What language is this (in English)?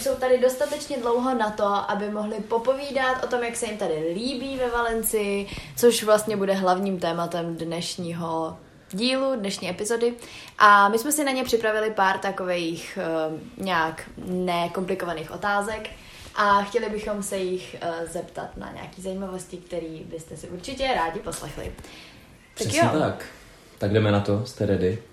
Czech